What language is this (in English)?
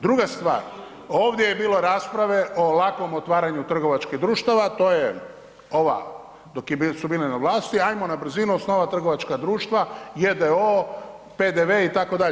Croatian